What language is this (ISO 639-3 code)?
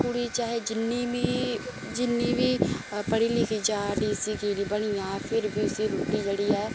doi